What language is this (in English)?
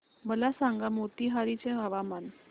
Marathi